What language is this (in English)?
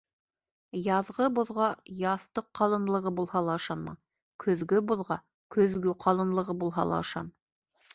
Bashkir